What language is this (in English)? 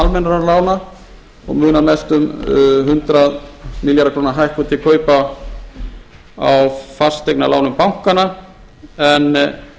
Icelandic